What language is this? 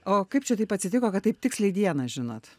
Lithuanian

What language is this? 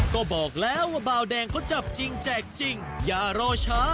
Thai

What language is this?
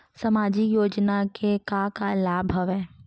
Chhattisgarhi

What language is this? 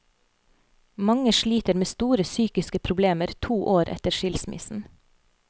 Norwegian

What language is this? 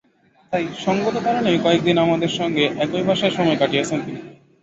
Bangla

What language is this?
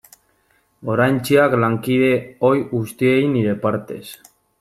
Basque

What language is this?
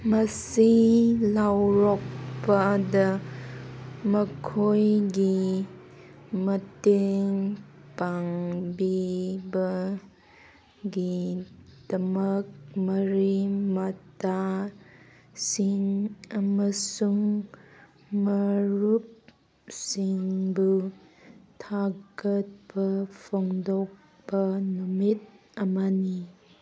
Manipuri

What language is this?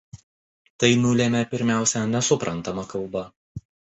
Lithuanian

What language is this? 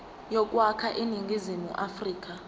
Zulu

